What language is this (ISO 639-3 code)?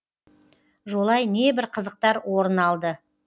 kaz